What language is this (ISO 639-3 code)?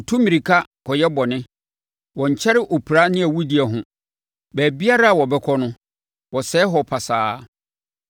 aka